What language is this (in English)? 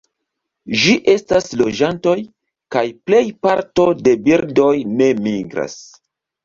Esperanto